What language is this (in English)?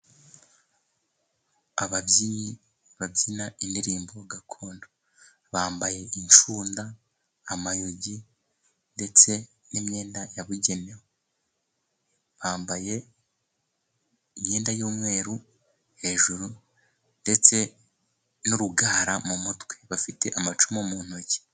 Kinyarwanda